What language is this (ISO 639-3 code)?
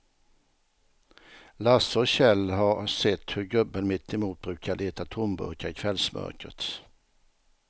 swe